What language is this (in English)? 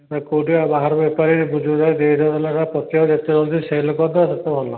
Odia